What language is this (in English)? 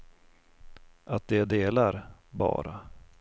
Swedish